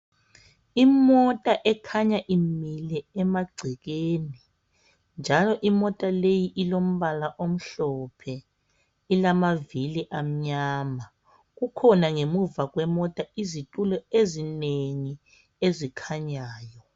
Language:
North Ndebele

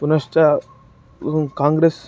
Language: Sanskrit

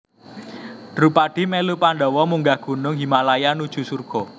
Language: Javanese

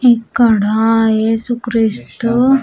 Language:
Telugu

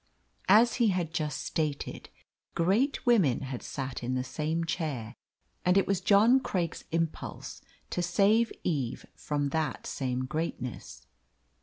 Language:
English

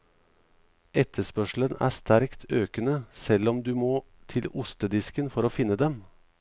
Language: Norwegian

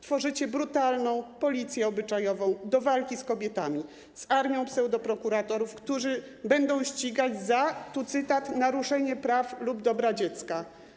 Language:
Polish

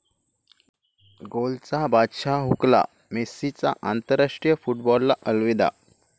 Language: Marathi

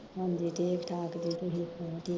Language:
Punjabi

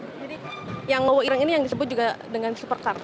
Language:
Indonesian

